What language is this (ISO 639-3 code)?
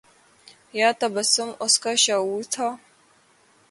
urd